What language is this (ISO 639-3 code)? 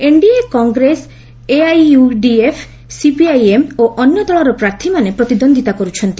ori